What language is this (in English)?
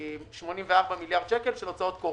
Hebrew